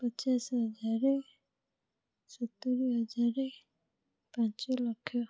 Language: Odia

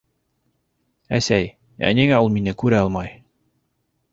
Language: Bashkir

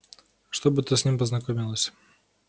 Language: Russian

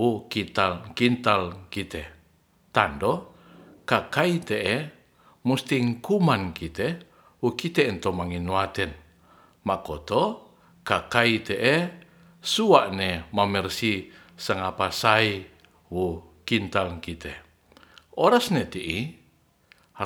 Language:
Ratahan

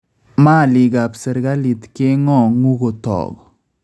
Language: Kalenjin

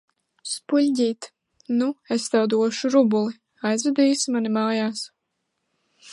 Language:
Latvian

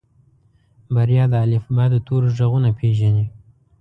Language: Pashto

